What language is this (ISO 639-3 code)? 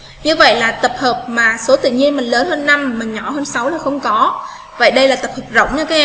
vie